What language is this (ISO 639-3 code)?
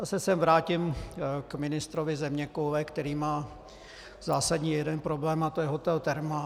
ces